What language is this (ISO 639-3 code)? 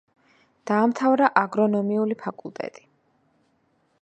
kat